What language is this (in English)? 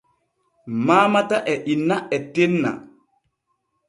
Borgu Fulfulde